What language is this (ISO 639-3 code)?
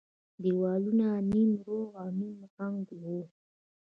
pus